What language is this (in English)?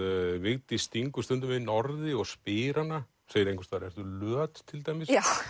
Icelandic